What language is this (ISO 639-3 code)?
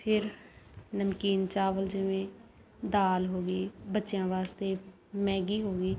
pan